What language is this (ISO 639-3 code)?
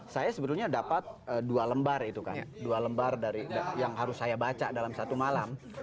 ind